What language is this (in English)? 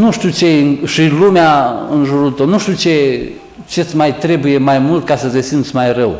Romanian